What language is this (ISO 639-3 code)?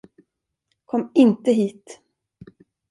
swe